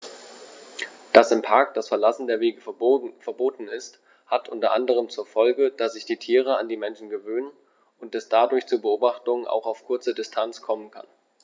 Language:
German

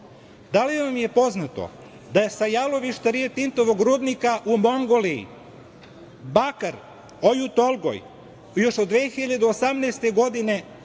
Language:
Serbian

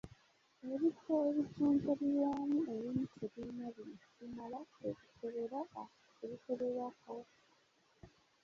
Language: Ganda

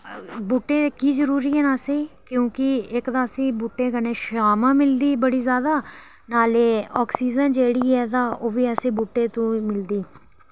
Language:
Dogri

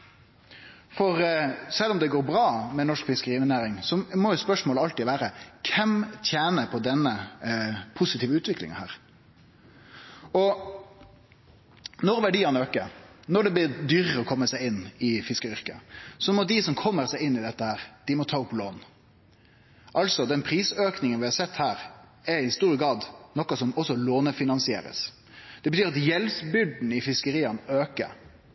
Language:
Norwegian Nynorsk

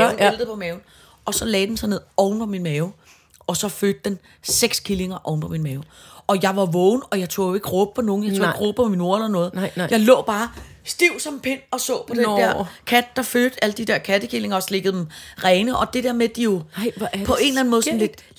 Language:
Danish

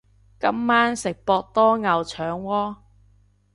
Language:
Cantonese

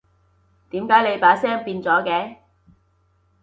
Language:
Cantonese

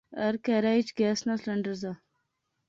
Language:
Pahari-Potwari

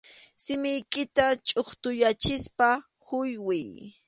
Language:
Arequipa-La Unión Quechua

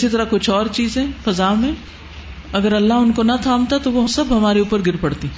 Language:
Urdu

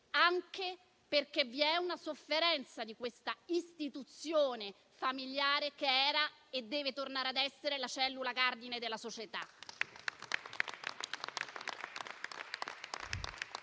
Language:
Italian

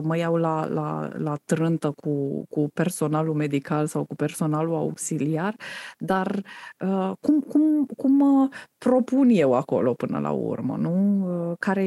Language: Romanian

